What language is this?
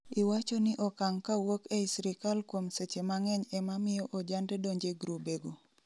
Luo (Kenya and Tanzania)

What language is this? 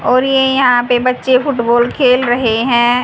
Hindi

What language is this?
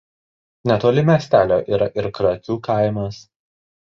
Lithuanian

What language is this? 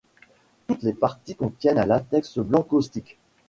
French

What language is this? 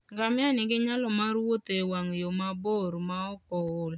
Luo (Kenya and Tanzania)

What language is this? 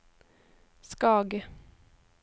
Norwegian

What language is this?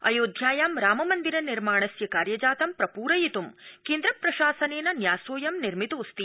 Sanskrit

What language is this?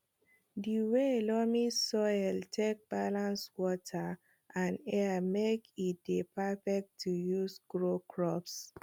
Nigerian Pidgin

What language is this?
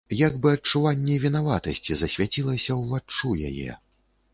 Belarusian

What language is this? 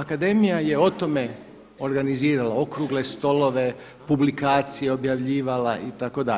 Croatian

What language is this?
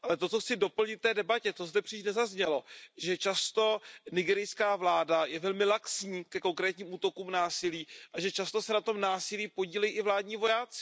Czech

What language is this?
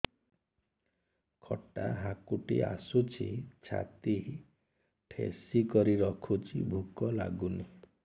Odia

